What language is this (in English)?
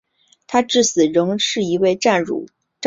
Chinese